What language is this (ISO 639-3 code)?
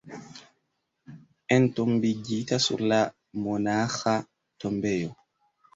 epo